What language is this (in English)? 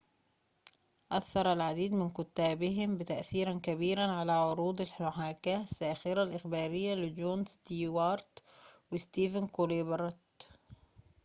Arabic